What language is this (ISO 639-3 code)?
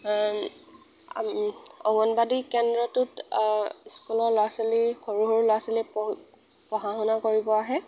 asm